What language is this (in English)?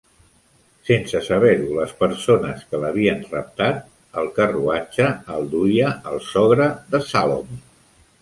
Catalan